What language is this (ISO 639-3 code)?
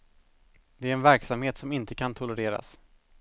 swe